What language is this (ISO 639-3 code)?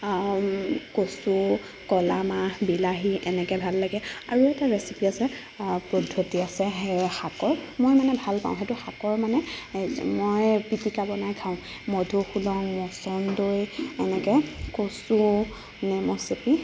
asm